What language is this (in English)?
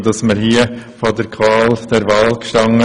Swiss German